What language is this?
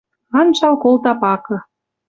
Western Mari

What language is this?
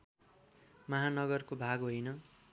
Nepali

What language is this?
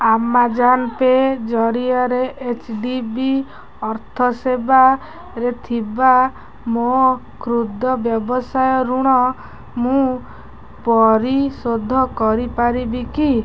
Odia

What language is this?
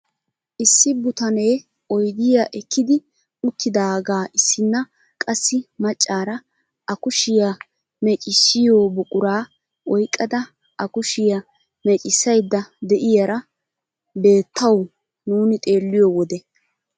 Wolaytta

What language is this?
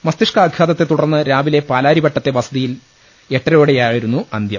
Malayalam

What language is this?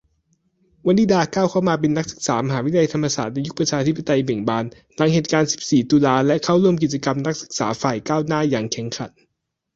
Thai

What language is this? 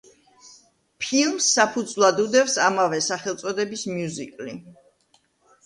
Georgian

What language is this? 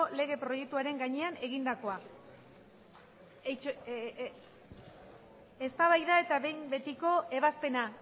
Basque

